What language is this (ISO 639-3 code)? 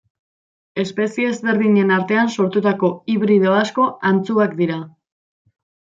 eus